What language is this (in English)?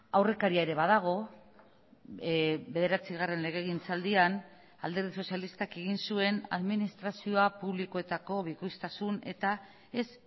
Basque